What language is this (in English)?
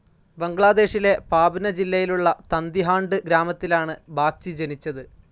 Malayalam